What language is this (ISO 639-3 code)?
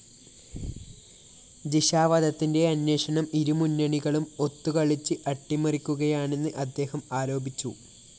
mal